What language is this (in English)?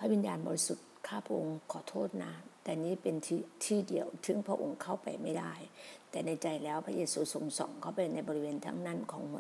Thai